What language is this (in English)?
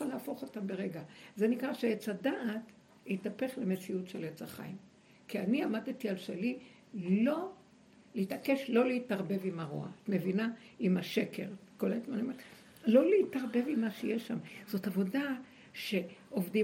Hebrew